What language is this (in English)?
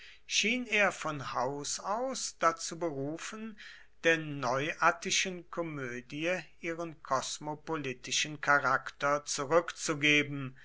German